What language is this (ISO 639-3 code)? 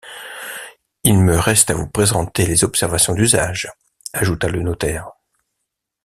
fra